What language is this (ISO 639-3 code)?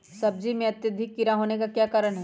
mag